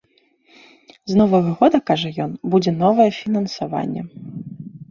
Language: Belarusian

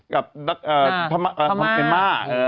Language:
Thai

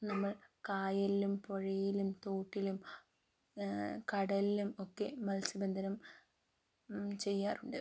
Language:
Malayalam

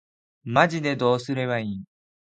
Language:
Japanese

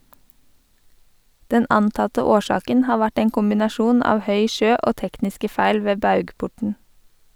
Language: Norwegian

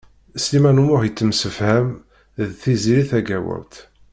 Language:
Kabyle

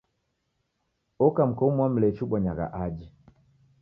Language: Taita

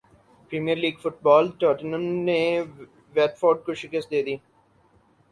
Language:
Urdu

